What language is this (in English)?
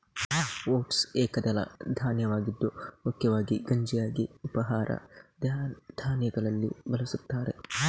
Kannada